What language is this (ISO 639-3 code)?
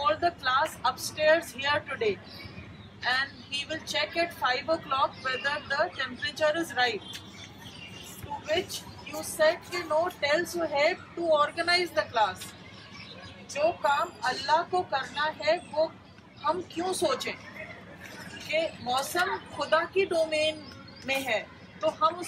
urd